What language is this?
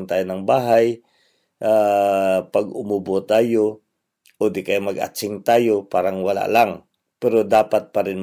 Filipino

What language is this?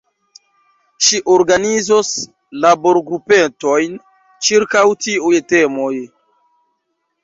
Esperanto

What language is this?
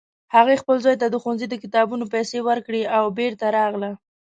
Pashto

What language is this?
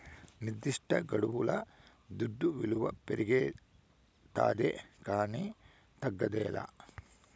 Telugu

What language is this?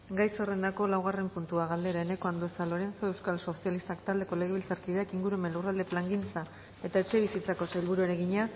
Basque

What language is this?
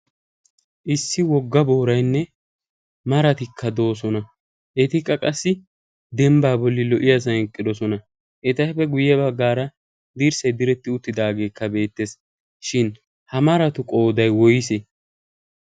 Wolaytta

